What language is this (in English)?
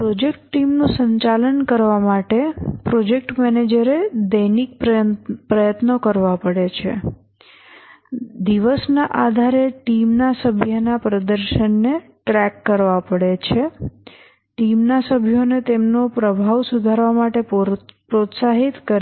Gujarati